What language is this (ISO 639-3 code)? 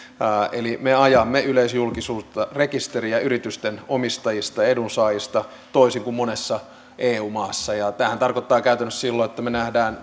fin